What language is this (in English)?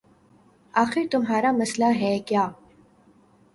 Urdu